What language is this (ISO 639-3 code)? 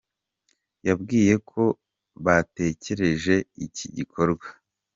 kin